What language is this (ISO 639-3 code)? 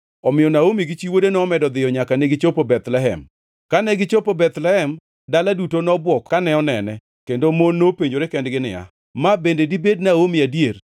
luo